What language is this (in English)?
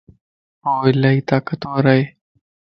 Lasi